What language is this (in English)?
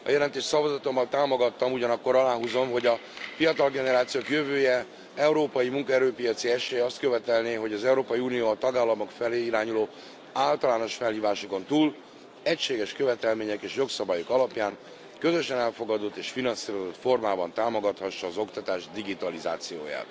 Hungarian